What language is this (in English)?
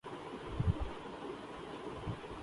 Urdu